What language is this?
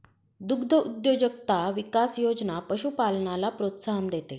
Marathi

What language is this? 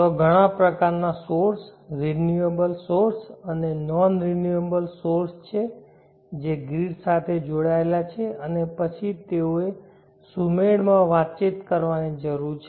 Gujarati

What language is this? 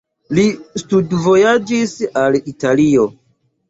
Esperanto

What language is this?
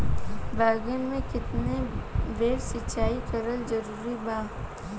Bhojpuri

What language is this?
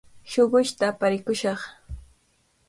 Cajatambo North Lima Quechua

